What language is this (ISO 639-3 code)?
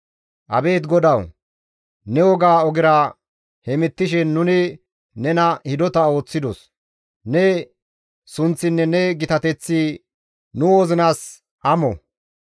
gmv